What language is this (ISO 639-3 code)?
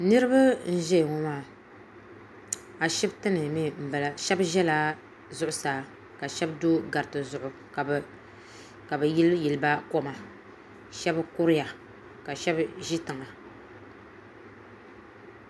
dag